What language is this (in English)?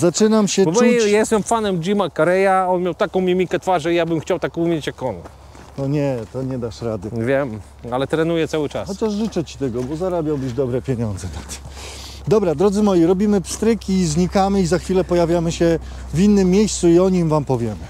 Polish